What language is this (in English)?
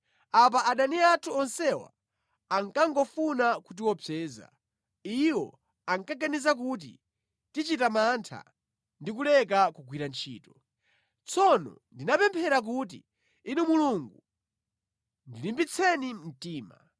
Nyanja